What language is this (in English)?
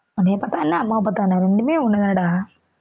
Tamil